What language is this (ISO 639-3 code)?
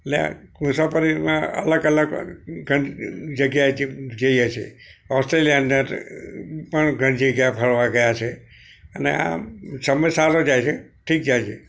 guj